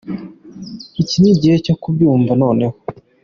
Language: Kinyarwanda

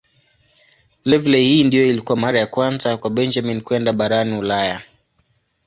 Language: Swahili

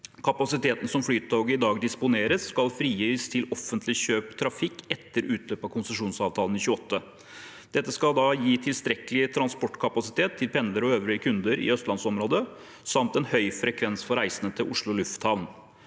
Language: Norwegian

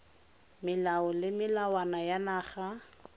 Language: Tswana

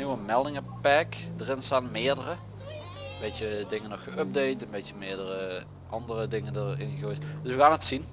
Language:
Dutch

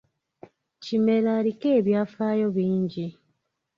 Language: Ganda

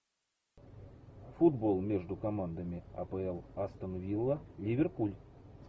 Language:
Russian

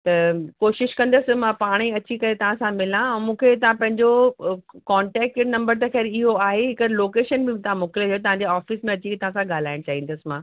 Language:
Sindhi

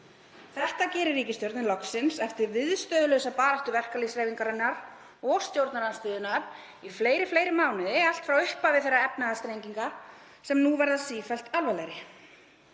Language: Icelandic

